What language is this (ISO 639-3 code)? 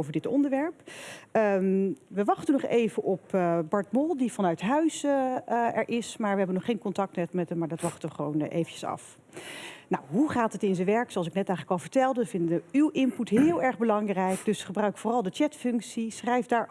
nld